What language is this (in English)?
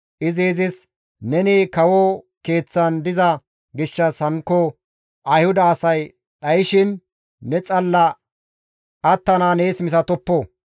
Gamo